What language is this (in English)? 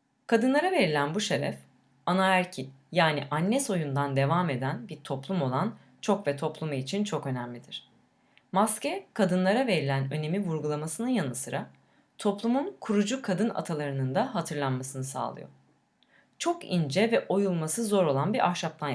Turkish